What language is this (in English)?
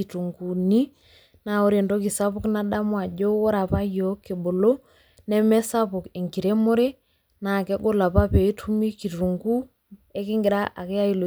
Masai